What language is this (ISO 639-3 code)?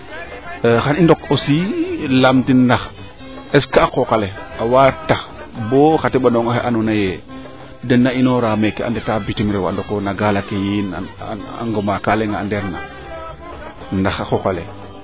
srr